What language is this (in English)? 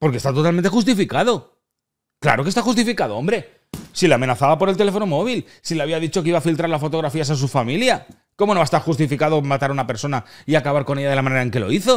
Spanish